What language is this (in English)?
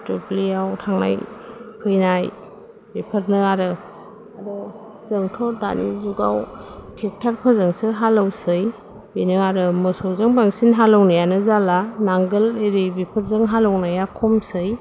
Bodo